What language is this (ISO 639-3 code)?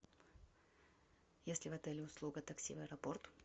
rus